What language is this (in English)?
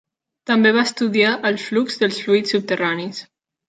Catalan